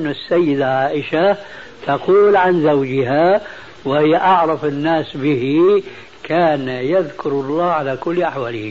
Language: Arabic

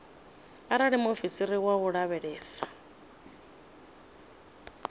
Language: Venda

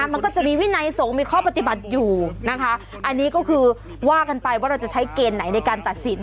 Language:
Thai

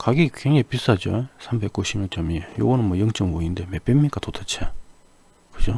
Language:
Korean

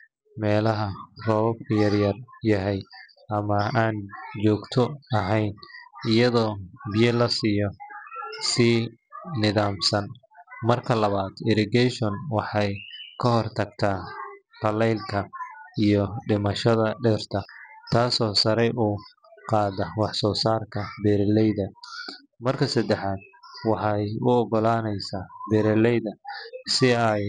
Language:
Somali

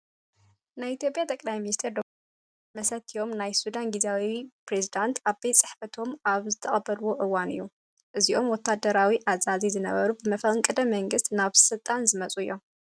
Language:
Tigrinya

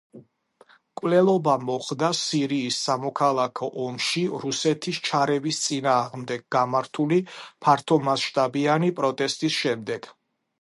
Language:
Georgian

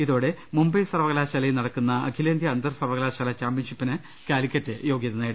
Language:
Malayalam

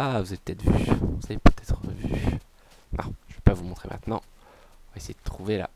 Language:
French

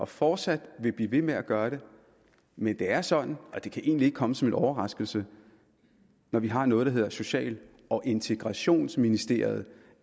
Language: Danish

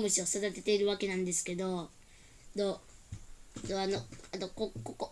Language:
Japanese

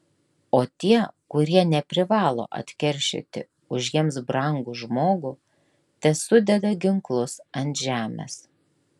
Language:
Lithuanian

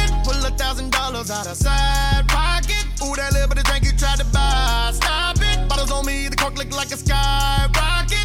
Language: English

